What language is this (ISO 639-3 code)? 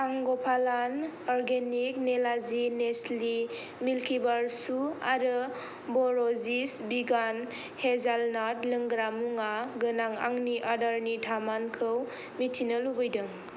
brx